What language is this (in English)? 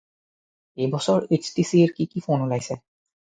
Assamese